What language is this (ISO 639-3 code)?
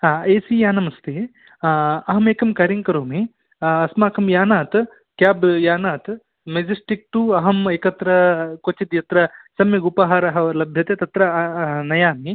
san